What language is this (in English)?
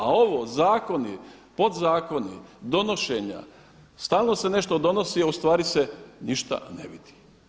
Croatian